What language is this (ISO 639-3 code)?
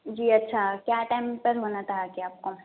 urd